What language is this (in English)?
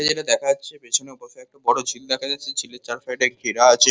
Bangla